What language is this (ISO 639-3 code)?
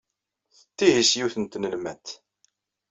kab